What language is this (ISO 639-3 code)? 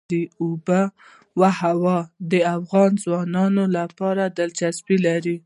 pus